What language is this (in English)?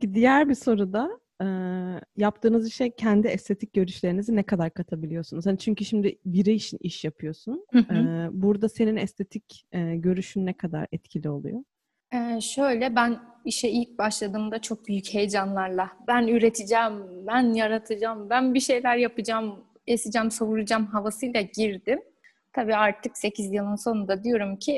Turkish